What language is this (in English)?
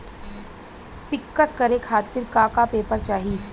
Bhojpuri